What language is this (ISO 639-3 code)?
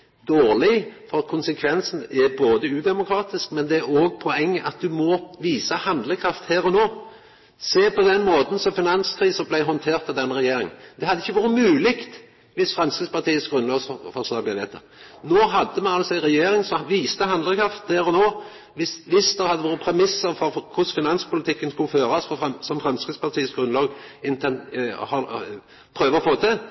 nno